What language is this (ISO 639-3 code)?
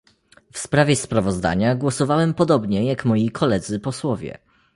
pol